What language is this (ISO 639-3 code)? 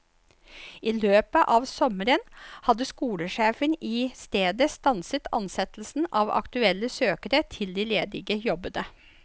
nor